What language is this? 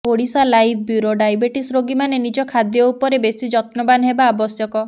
Odia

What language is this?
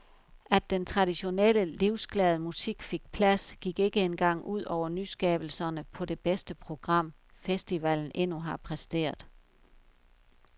Danish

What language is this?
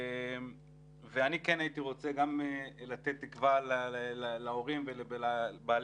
Hebrew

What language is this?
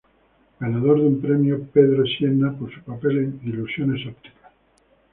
Spanish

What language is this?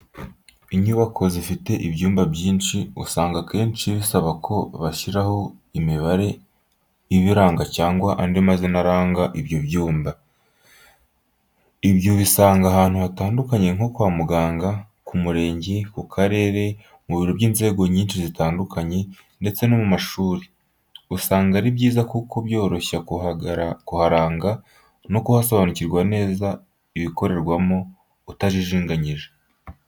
Kinyarwanda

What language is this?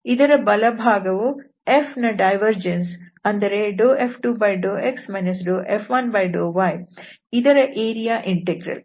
Kannada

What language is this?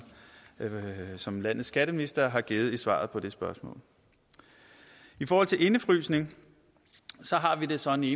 Danish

